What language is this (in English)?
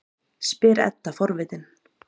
Icelandic